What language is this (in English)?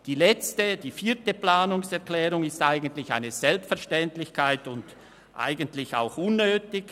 Swiss German